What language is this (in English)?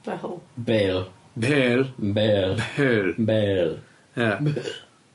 Welsh